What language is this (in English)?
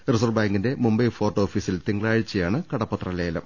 Malayalam